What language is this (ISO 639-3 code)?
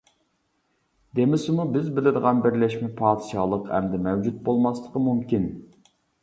uig